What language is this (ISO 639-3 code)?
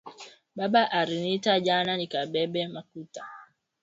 swa